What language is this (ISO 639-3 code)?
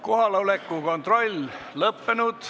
est